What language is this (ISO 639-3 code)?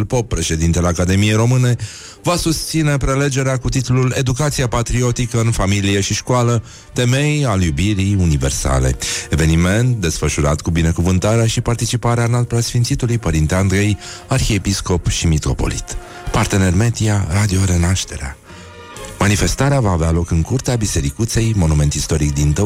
ron